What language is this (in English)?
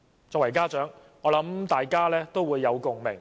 Cantonese